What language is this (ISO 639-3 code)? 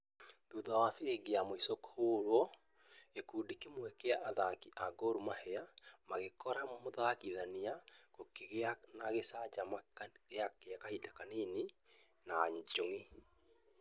kik